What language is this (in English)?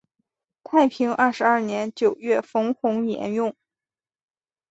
Chinese